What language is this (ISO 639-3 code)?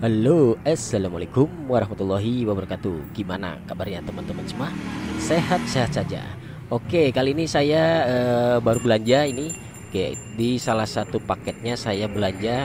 ind